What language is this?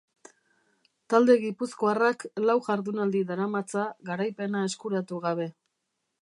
Basque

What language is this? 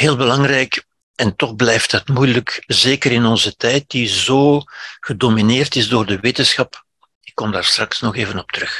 Dutch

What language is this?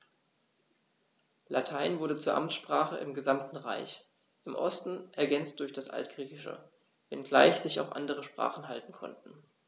German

